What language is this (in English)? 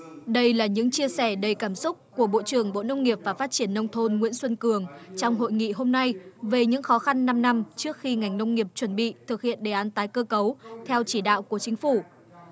Vietnamese